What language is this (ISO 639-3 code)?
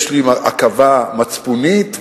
heb